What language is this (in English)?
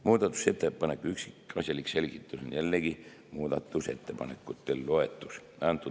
Estonian